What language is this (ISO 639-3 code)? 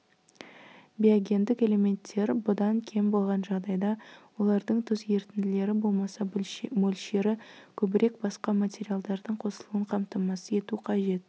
kaz